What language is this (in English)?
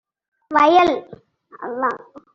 Tamil